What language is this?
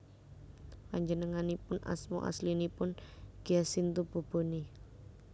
Javanese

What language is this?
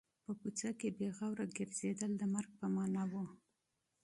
Pashto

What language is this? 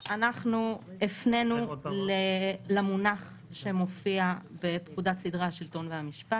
Hebrew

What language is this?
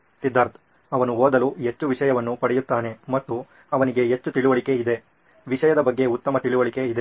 Kannada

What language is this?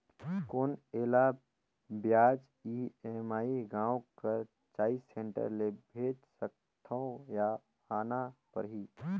Chhattisgarhi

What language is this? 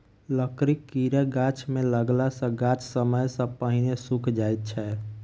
Maithili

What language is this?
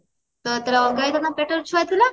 Odia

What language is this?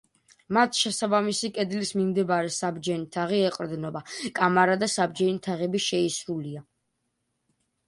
Georgian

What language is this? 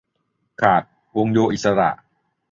Thai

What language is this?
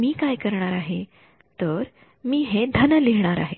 Marathi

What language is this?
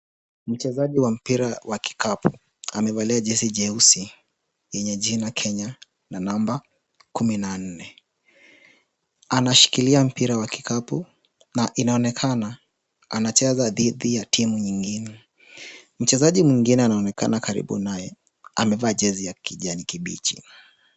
Swahili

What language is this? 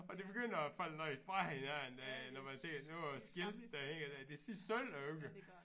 Danish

